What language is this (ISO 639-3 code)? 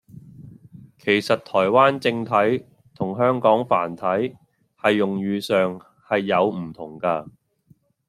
yue